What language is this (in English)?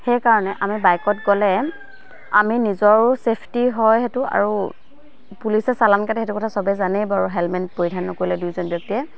Assamese